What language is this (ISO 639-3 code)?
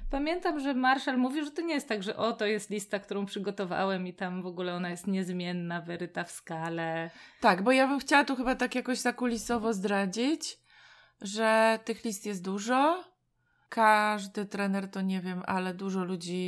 pol